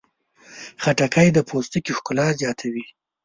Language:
Pashto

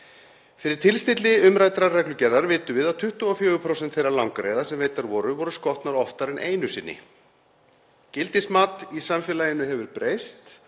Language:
Icelandic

